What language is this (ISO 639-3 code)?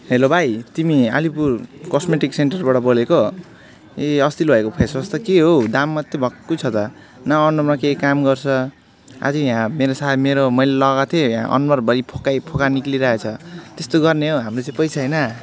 nep